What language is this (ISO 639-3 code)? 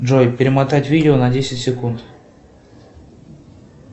rus